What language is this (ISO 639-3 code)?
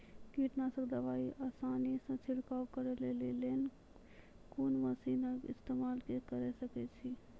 mai